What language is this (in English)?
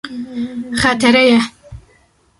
Kurdish